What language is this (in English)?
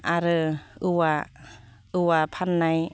Bodo